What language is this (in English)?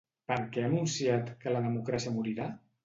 Catalan